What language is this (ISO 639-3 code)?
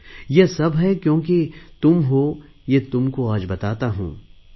mar